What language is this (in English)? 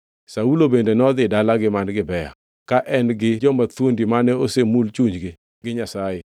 Luo (Kenya and Tanzania)